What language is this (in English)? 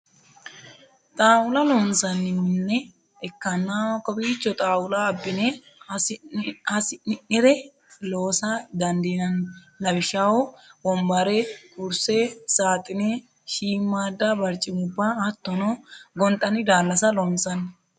Sidamo